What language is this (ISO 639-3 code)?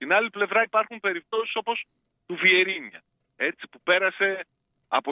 ell